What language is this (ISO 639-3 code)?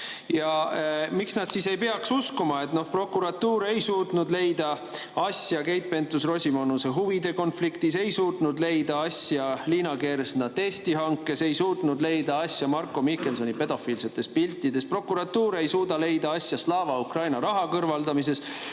est